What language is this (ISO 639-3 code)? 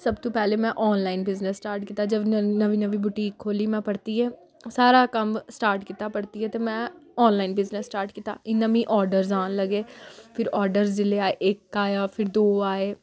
doi